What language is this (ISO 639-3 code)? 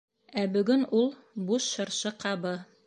bak